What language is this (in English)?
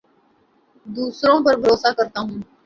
Urdu